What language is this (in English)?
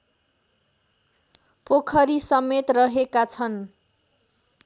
Nepali